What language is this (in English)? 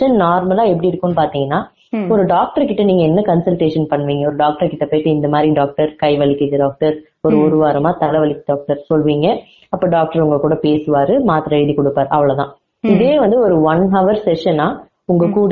Tamil